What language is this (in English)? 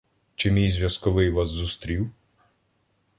Ukrainian